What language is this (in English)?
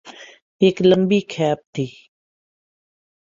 Urdu